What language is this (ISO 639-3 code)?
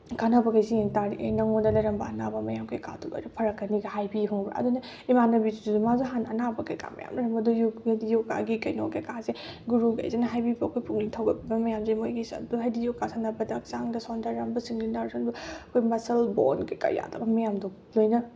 mni